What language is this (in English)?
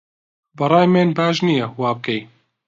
Central Kurdish